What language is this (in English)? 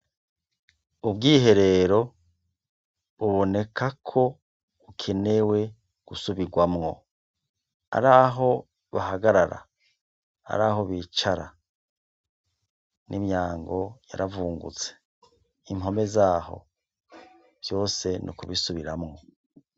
Rundi